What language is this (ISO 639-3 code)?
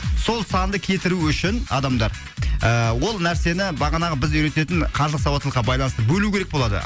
kaz